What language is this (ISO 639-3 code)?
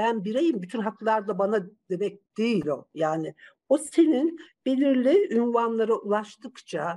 tur